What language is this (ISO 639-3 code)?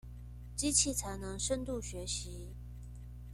zho